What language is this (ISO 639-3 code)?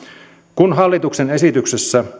fin